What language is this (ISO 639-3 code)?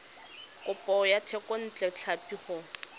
tsn